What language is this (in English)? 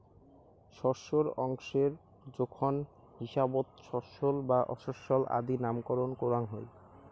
Bangla